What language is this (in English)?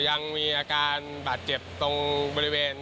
Thai